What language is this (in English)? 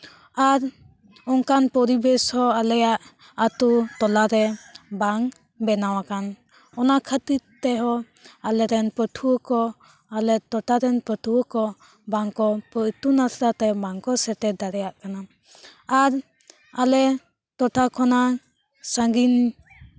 Santali